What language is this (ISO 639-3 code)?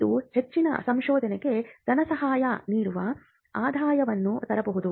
kan